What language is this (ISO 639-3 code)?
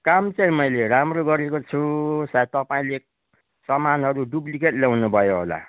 nep